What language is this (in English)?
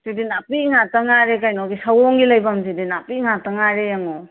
Manipuri